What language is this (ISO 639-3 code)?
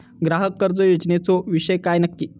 mar